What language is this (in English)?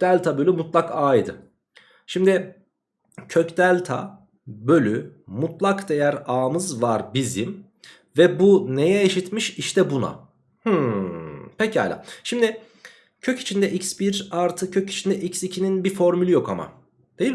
Turkish